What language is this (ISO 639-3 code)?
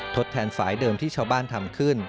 tha